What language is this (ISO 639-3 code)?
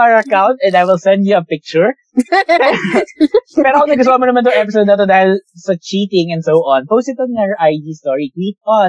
fil